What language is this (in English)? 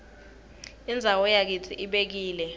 Swati